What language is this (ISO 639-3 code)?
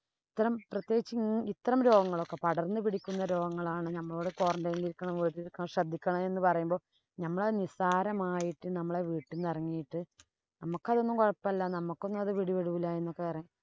mal